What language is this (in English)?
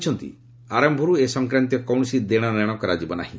Odia